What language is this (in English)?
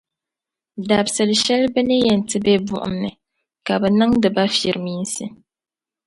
Dagbani